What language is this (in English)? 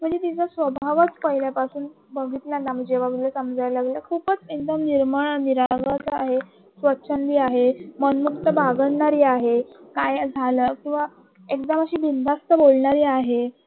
Marathi